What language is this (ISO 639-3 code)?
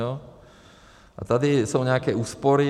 ces